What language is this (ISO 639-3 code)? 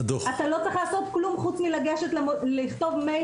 heb